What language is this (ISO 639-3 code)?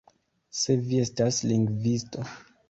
epo